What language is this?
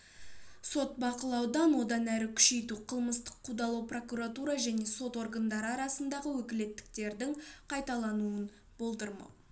Kazakh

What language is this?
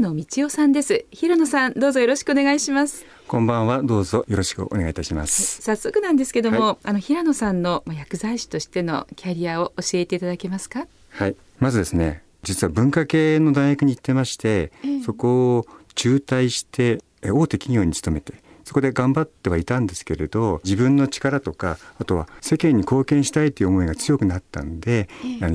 Japanese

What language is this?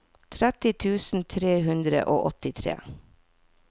Norwegian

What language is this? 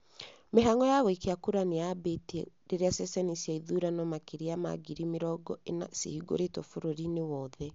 Kikuyu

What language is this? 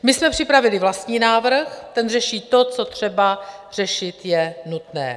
Czech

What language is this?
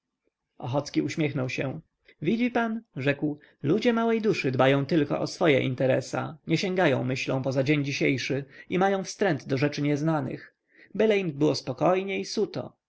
Polish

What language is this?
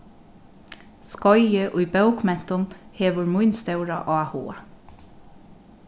Faroese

